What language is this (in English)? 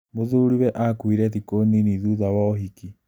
Kikuyu